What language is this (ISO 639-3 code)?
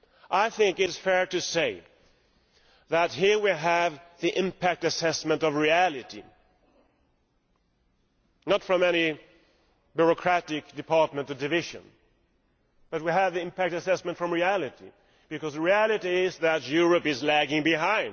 eng